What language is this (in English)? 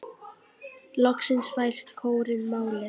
Icelandic